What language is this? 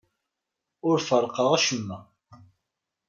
Kabyle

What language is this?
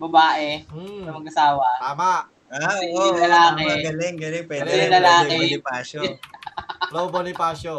Filipino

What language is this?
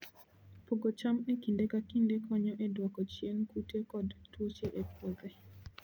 Luo (Kenya and Tanzania)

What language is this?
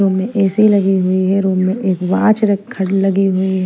Hindi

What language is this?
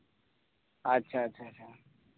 Santali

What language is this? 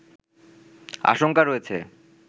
Bangla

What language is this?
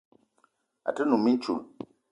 Eton (Cameroon)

